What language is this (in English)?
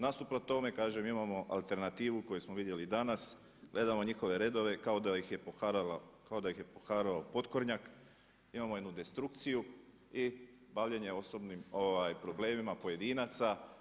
Croatian